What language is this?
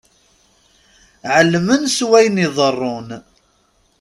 Kabyle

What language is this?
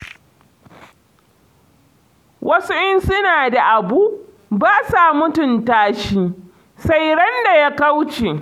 Hausa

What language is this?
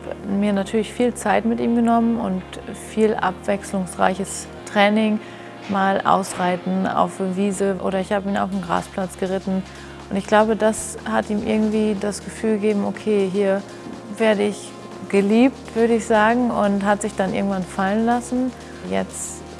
German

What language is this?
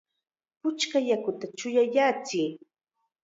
Chiquián Ancash Quechua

